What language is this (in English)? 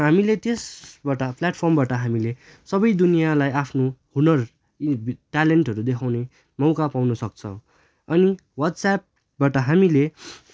Nepali